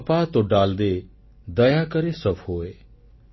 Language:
Odia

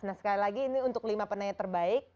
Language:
Indonesian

